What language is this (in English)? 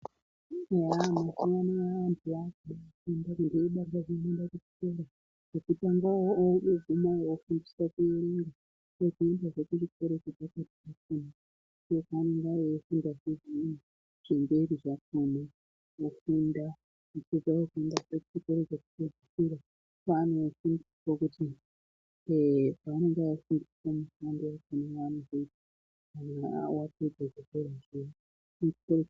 Ndau